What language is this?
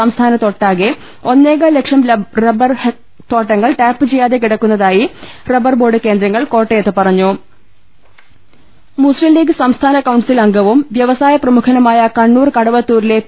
Malayalam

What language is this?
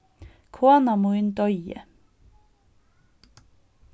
Faroese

